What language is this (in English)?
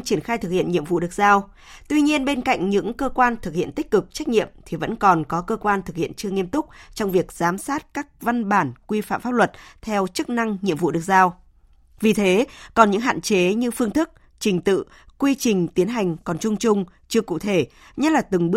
Vietnamese